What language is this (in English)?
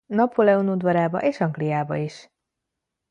Hungarian